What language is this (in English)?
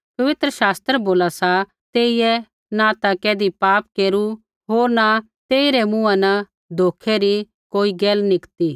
Kullu Pahari